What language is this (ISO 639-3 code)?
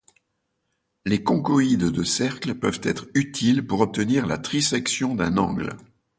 fra